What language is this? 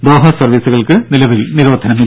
Malayalam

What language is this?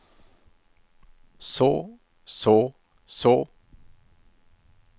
Norwegian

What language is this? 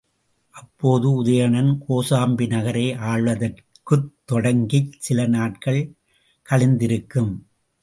Tamil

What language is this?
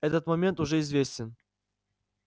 Russian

